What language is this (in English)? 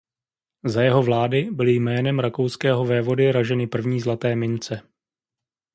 Czech